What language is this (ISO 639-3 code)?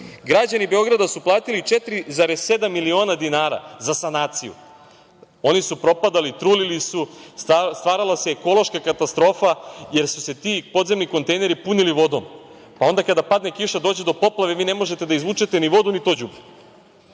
srp